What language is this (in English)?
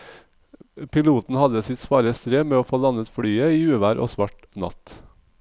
Norwegian